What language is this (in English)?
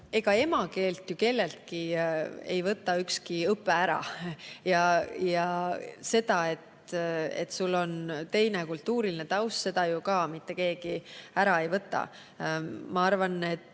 Estonian